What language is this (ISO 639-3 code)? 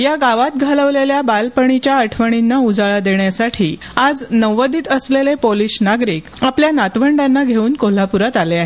mar